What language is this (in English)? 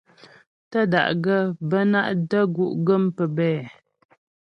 Ghomala